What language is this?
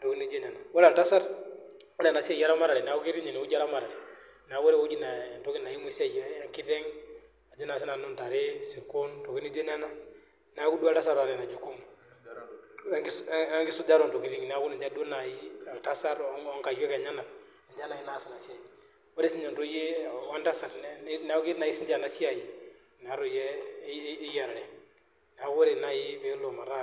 Masai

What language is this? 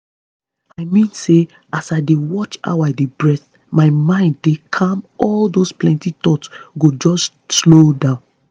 Nigerian Pidgin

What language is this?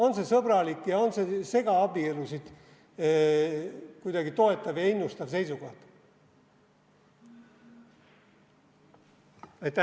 Estonian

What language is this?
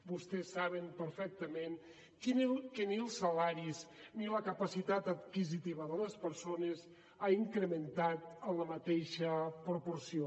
Catalan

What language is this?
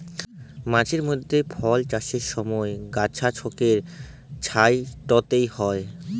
Bangla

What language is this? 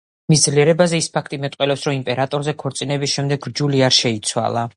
Georgian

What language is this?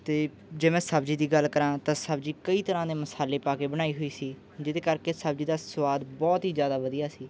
Punjabi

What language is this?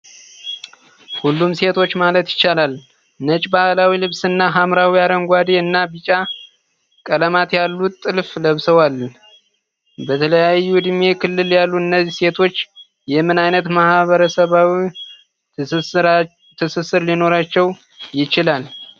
Amharic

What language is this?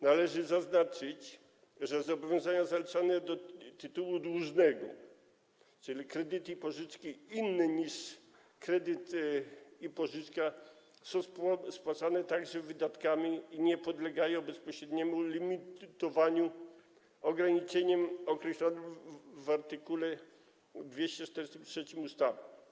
Polish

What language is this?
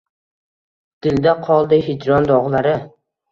Uzbek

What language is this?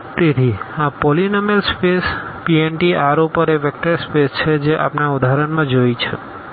Gujarati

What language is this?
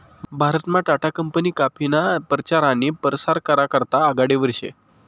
Marathi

